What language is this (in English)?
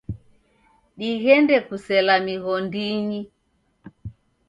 Taita